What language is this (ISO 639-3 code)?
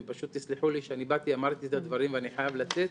heb